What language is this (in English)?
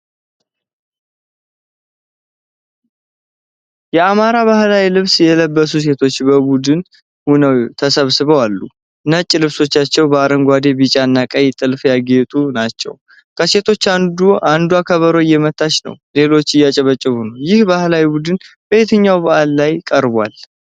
Amharic